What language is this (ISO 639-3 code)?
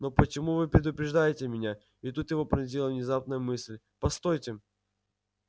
rus